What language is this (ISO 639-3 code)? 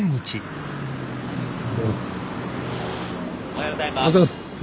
jpn